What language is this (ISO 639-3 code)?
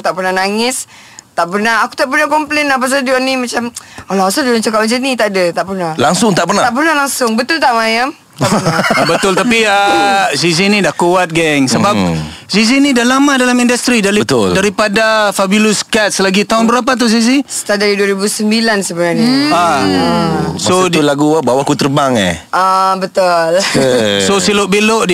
msa